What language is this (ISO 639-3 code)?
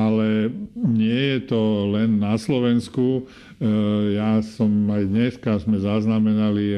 slk